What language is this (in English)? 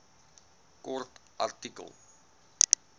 Afrikaans